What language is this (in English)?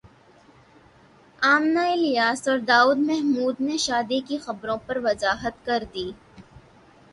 Urdu